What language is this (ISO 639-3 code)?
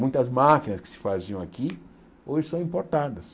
por